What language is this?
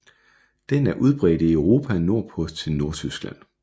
Danish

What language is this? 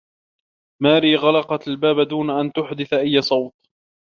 Arabic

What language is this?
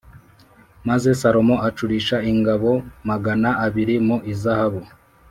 Kinyarwanda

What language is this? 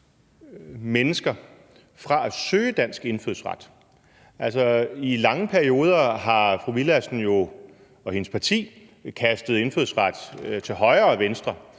Danish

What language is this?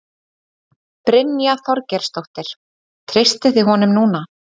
Icelandic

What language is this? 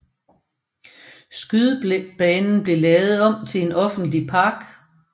Danish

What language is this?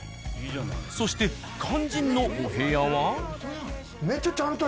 Japanese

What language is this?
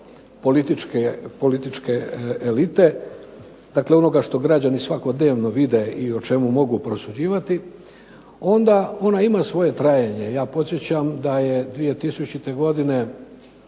Croatian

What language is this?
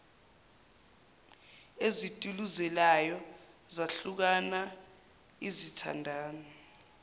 Zulu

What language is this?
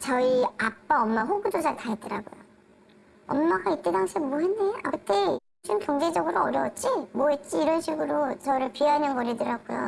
Korean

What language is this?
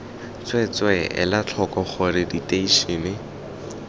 Tswana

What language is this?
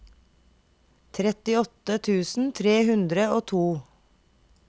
Norwegian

